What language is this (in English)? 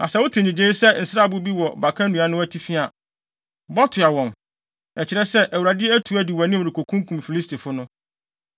Akan